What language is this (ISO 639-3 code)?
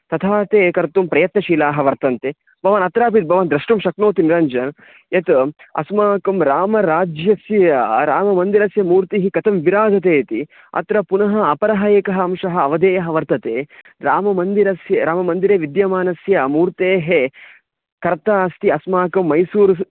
san